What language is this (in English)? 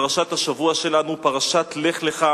Hebrew